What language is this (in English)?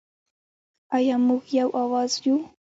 Pashto